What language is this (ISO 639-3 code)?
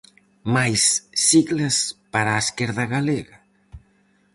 glg